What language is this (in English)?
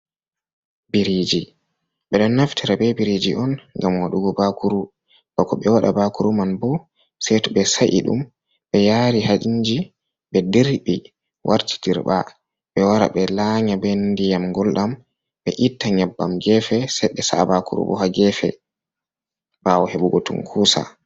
Fula